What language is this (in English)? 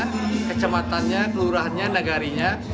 Indonesian